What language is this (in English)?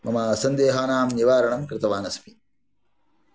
Sanskrit